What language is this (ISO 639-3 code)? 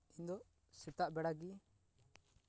sat